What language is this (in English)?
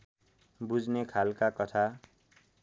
Nepali